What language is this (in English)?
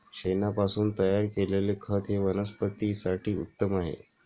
Marathi